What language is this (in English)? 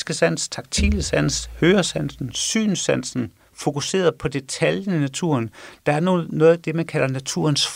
Danish